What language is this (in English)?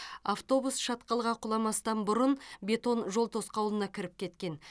Kazakh